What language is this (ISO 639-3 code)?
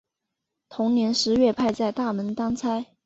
zho